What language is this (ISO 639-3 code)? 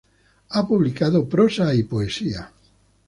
spa